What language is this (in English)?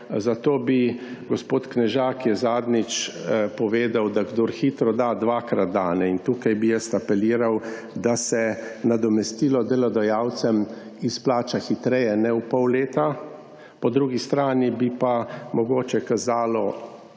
Slovenian